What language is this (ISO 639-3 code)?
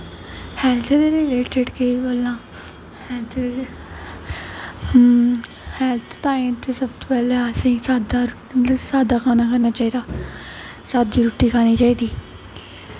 doi